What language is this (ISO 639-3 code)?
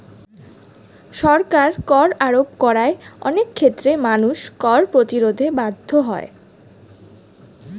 ben